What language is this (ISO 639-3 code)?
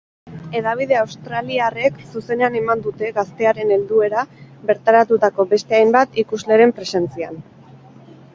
eus